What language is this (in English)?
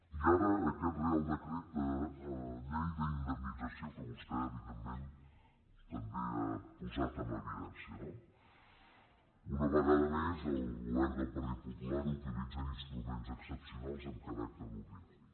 Catalan